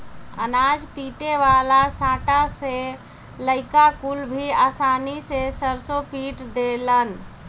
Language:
Bhojpuri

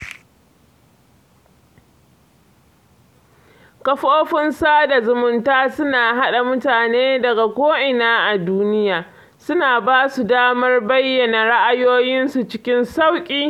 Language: Hausa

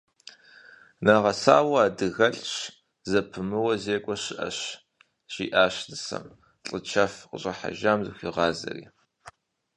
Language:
Kabardian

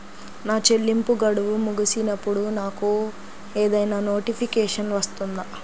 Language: Telugu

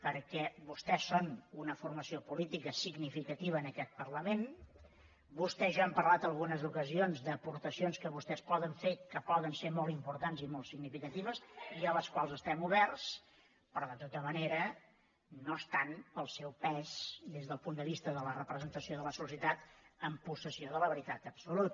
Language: Catalan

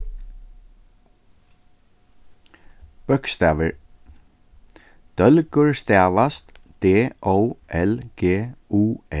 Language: Faroese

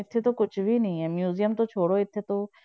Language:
Punjabi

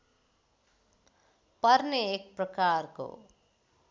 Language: Nepali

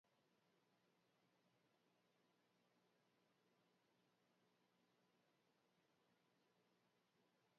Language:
Basque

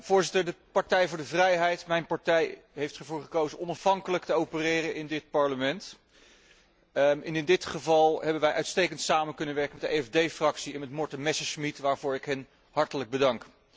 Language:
Dutch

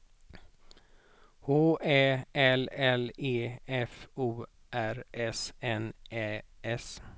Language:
Swedish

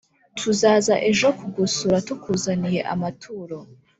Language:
Kinyarwanda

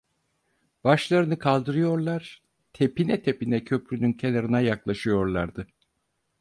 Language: Turkish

